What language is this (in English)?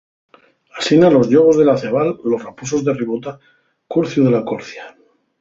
Asturian